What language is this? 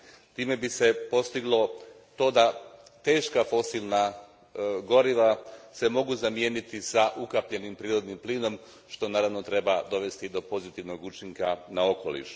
Croatian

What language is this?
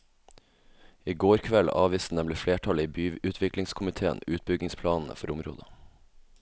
Norwegian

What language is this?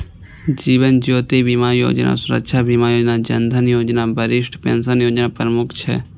Maithili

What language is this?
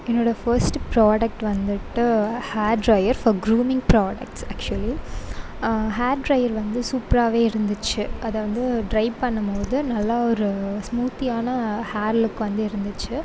Tamil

